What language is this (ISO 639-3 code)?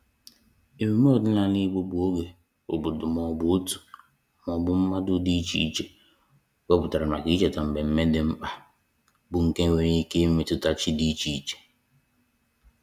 ibo